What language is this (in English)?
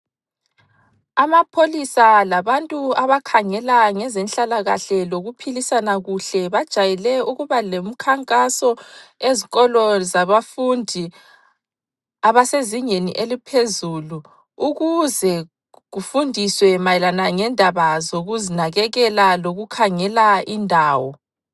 North Ndebele